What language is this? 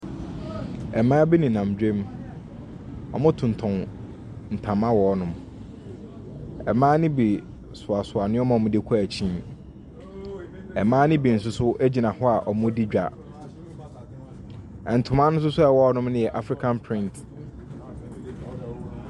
Akan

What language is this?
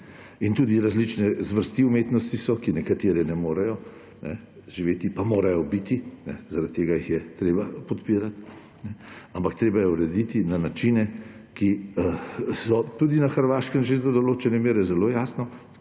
Slovenian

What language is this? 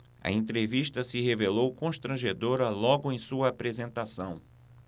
Portuguese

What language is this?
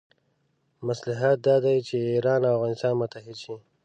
Pashto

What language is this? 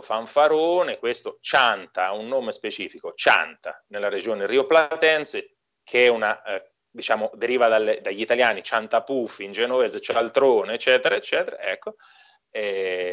Italian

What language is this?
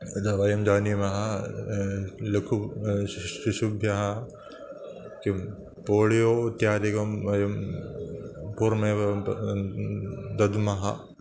Sanskrit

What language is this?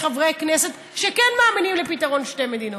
Hebrew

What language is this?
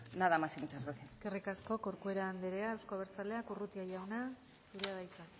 Basque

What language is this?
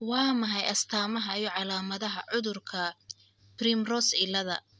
Somali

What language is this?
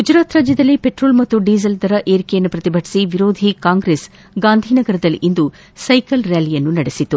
Kannada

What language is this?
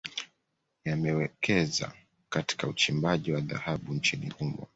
Swahili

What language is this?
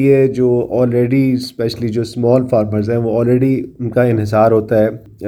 Urdu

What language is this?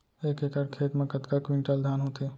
Chhattisgarhi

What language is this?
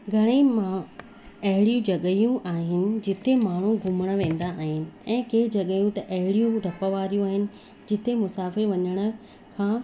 Sindhi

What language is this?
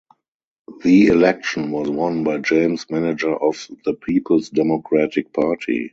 English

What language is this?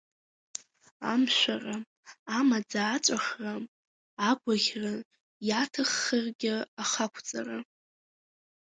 Abkhazian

